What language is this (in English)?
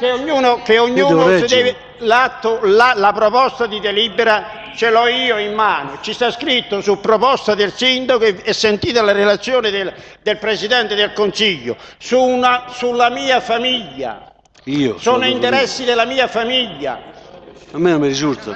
Italian